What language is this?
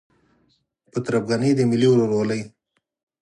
Pashto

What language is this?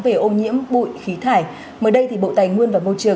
Vietnamese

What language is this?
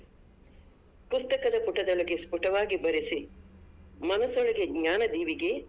Kannada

